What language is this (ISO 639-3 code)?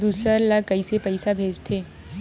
hne